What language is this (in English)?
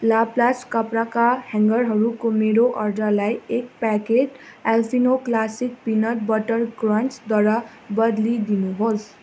Nepali